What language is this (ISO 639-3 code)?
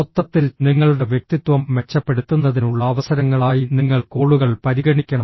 mal